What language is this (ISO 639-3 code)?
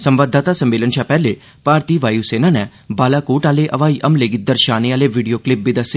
doi